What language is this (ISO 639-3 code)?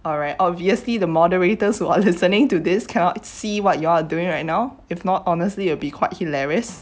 eng